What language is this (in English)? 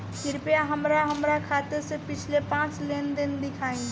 Bhojpuri